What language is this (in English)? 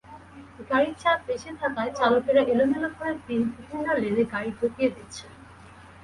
Bangla